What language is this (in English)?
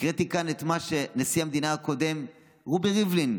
Hebrew